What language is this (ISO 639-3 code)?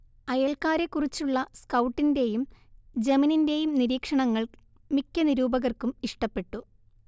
mal